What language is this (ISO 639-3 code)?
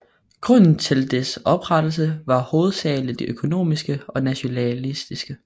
dan